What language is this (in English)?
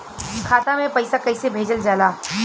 Bhojpuri